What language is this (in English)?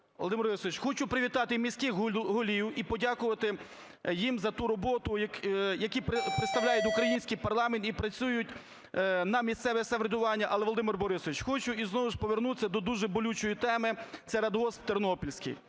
Ukrainian